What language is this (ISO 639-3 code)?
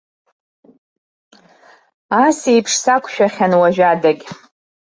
abk